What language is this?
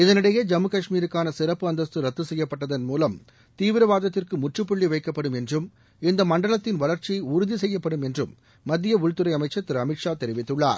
Tamil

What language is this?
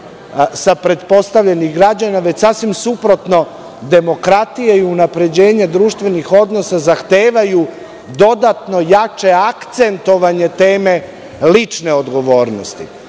Serbian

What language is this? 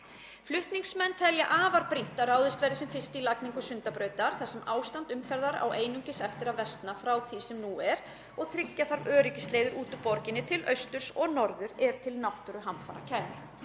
Icelandic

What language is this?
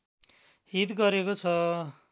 Nepali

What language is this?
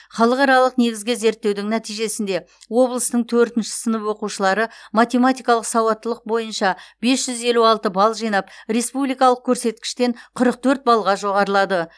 Kazakh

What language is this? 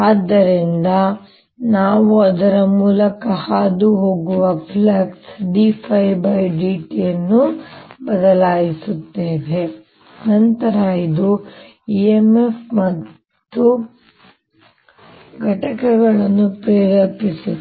Kannada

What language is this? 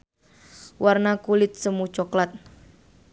Sundanese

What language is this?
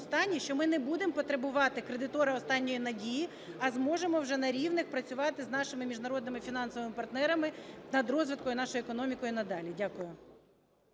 Ukrainian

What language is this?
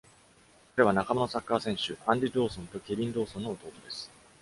Japanese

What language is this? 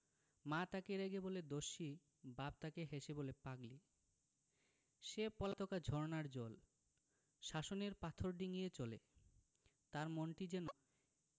Bangla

